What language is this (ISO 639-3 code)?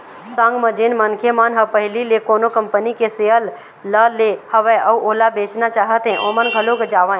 hne